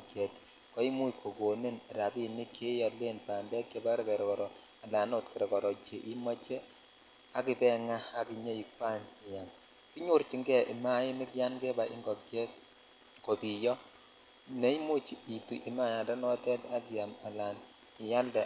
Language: Kalenjin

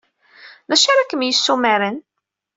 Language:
Kabyle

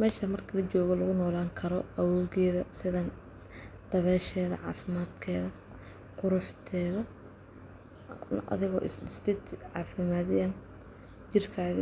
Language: Somali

